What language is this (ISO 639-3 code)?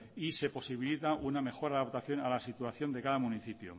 spa